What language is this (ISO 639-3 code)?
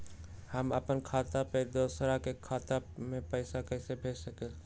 mag